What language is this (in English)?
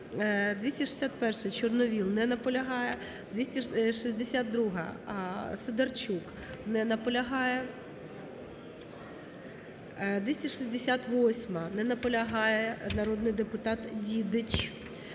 Ukrainian